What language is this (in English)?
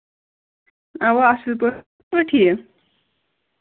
Kashmiri